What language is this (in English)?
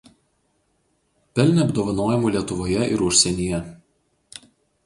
Lithuanian